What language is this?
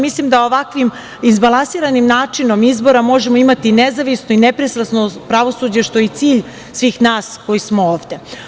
Serbian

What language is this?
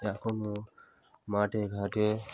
Bangla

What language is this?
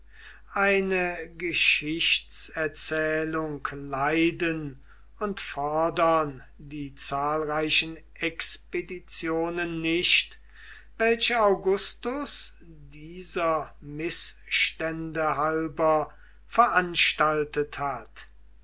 German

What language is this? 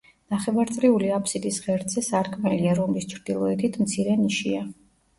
Georgian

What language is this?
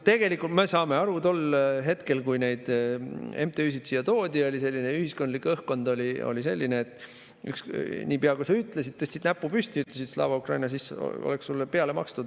Estonian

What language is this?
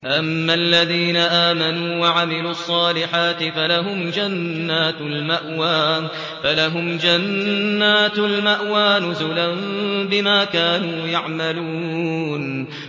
Arabic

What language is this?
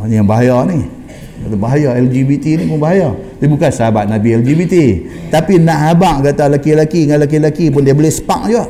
Malay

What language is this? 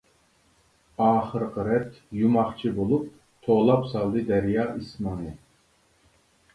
Uyghur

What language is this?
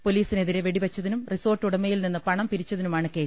Malayalam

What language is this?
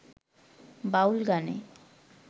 Bangla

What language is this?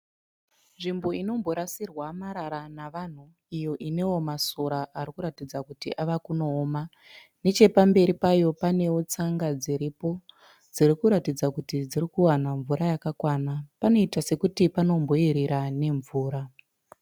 Shona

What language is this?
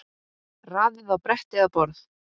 Icelandic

